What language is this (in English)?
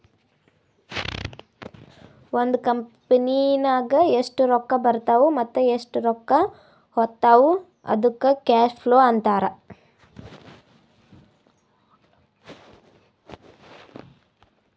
Kannada